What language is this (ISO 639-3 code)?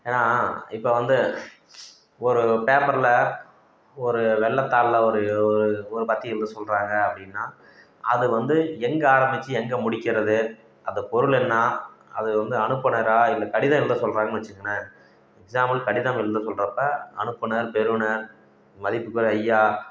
tam